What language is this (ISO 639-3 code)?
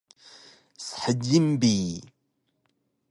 trv